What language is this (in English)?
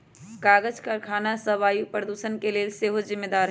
Magahi